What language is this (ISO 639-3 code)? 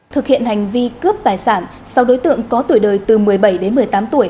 vie